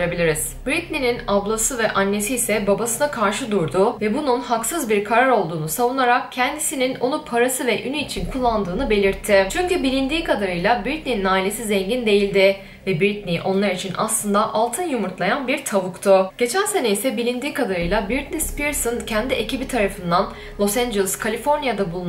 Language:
Turkish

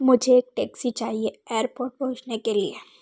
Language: Hindi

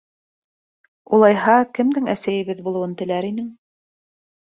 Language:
Bashkir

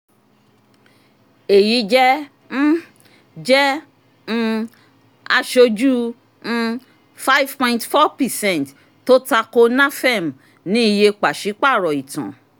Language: Yoruba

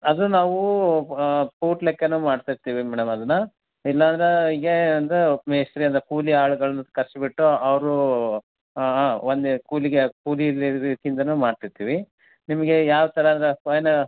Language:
Kannada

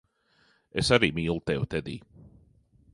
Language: Latvian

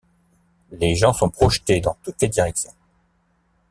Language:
French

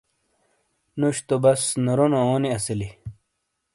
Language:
Shina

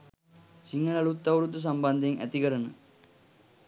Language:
Sinhala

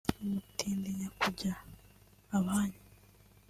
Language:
Kinyarwanda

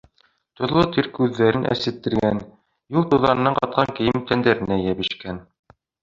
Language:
Bashkir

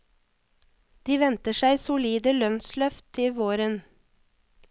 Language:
Norwegian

